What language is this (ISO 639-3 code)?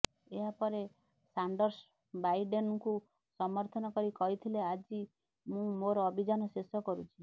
ori